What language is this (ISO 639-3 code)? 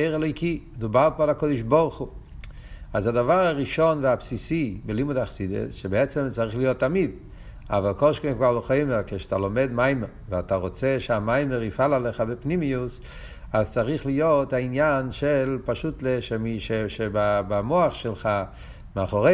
heb